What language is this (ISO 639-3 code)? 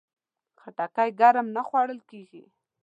pus